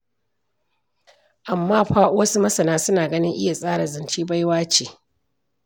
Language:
Hausa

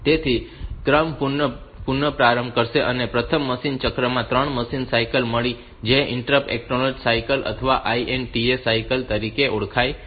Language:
Gujarati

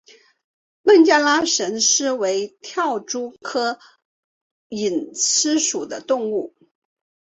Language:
Chinese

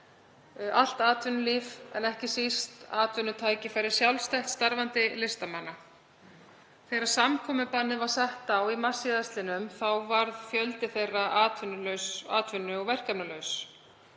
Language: Icelandic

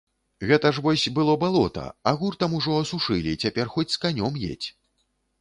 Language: Belarusian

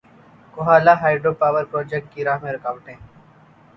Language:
Urdu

